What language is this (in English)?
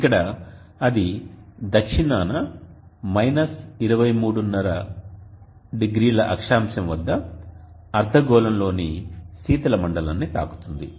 Telugu